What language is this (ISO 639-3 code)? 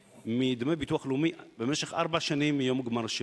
heb